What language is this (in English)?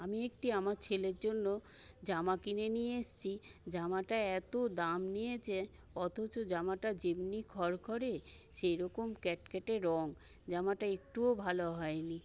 Bangla